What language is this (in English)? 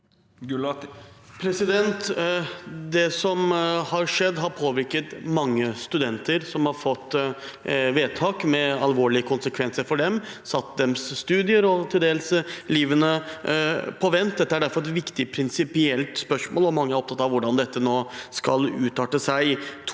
Norwegian